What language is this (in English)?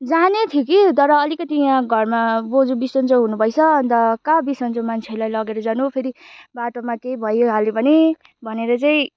Nepali